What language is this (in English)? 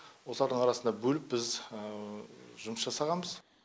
Kazakh